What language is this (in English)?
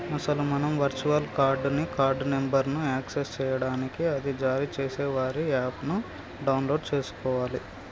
Telugu